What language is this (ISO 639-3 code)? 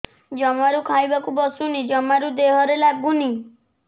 ori